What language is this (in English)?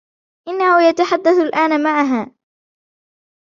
Arabic